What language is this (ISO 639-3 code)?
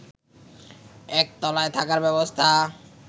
ben